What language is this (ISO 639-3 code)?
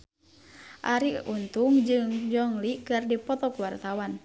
sun